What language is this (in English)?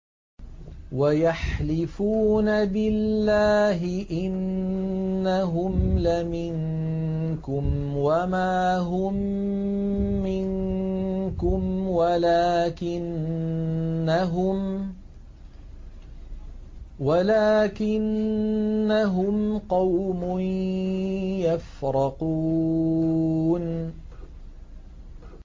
Arabic